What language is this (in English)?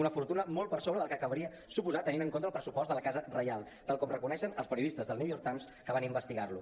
Catalan